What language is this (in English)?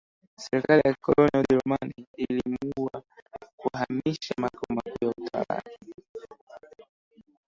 Swahili